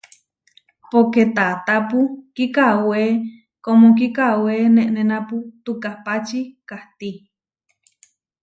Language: Huarijio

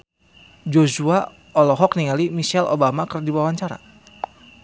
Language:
Sundanese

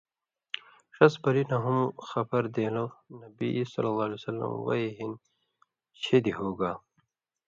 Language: Indus Kohistani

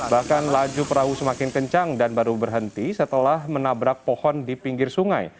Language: Indonesian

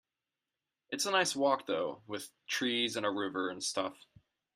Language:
English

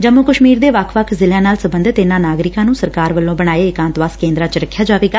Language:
Punjabi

